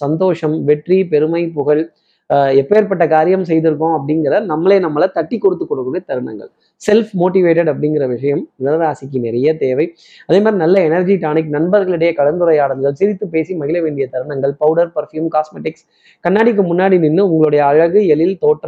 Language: Tamil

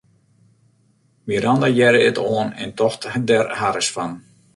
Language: Western Frisian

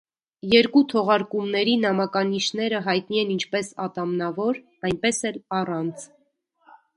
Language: Armenian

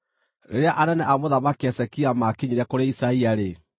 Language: Kikuyu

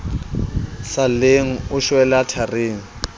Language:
Southern Sotho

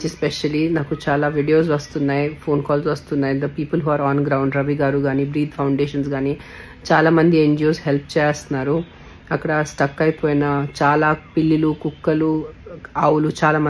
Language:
Telugu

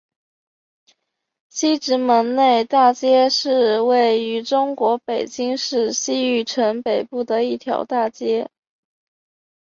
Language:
Chinese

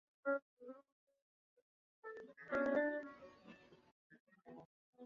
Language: Chinese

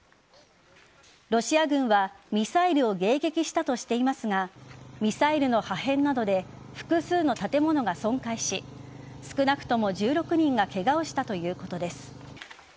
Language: Japanese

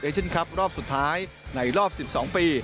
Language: Thai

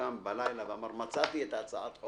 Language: Hebrew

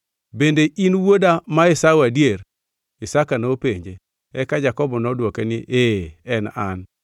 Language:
Luo (Kenya and Tanzania)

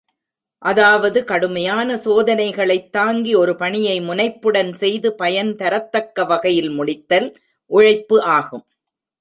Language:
Tamil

